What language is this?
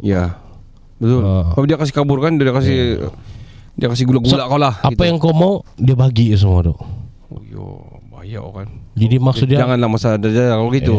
Malay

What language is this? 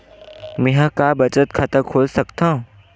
Chhattisgarhi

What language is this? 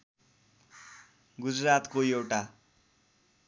Nepali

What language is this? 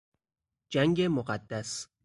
Persian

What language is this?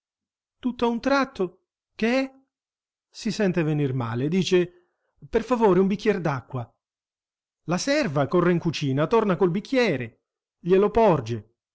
Italian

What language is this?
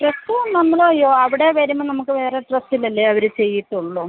Malayalam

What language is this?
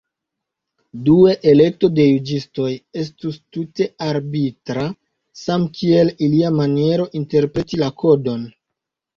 Esperanto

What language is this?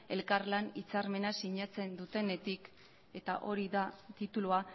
Basque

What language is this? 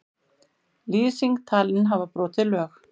Icelandic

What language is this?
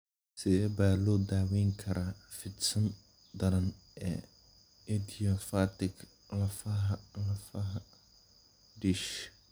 Somali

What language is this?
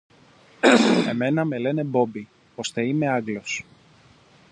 Greek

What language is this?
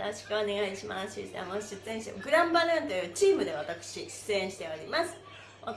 Japanese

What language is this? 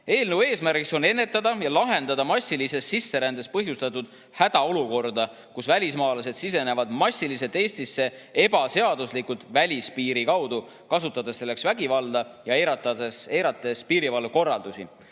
Estonian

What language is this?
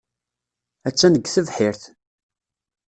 Kabyle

